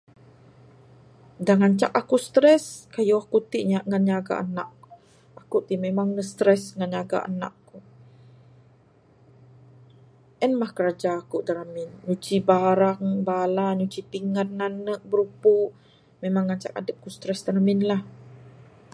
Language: Bukar-Sadung Bidayuh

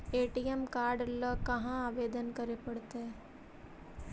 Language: Magahi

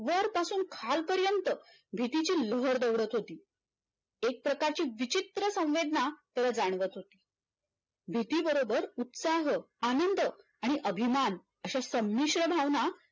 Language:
Marathi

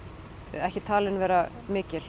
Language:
Icelandic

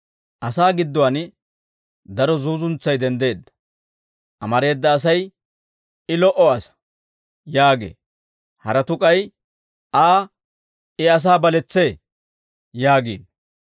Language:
Dawro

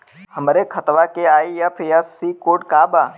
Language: Bhojpuri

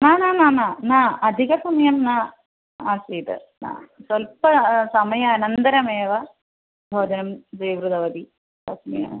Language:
Sanskrit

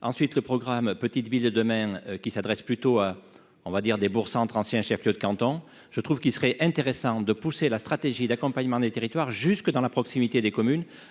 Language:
French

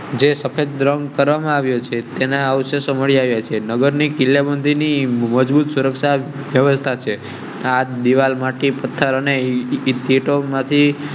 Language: Gujarati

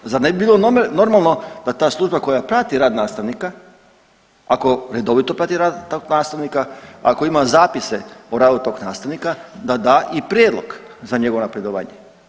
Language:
Croatian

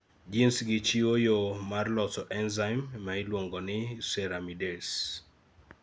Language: Luo (Kenya and Tanzania)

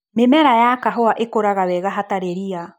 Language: Kikuyu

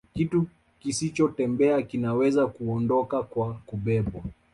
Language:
Swahili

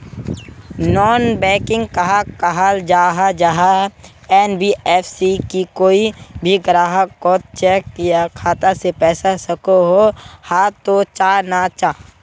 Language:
Magahi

